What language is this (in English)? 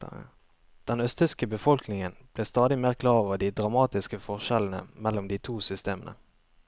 Norwegian